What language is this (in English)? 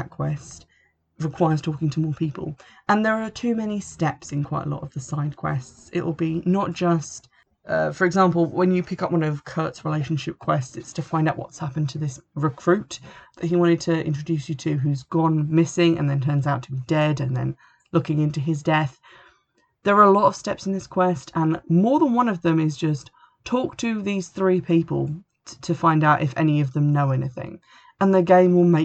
English